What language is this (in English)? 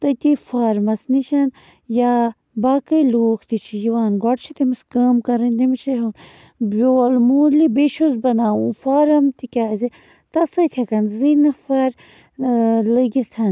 Kashmiri